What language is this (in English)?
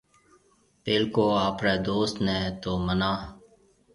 Marwari (Pakistan)